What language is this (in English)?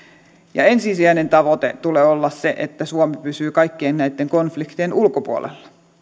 Finnish